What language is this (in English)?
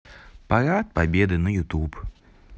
Russian